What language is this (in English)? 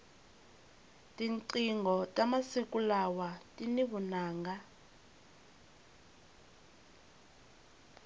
Tsonga